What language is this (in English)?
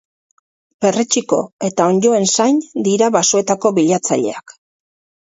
Basque